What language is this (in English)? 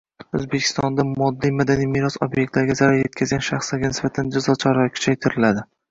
Uzbek